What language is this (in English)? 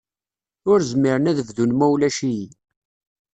Kabyle